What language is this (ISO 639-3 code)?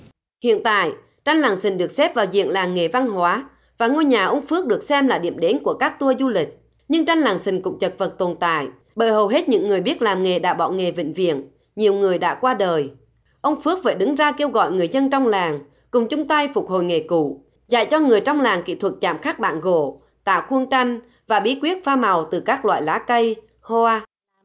vie